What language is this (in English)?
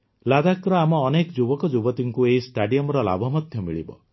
Odia